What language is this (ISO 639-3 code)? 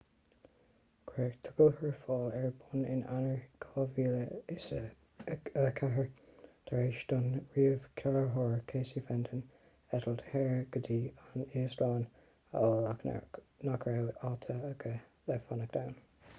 gle